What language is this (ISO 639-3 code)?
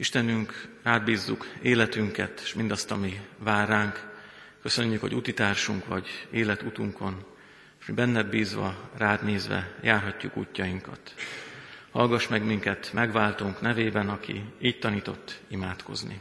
hun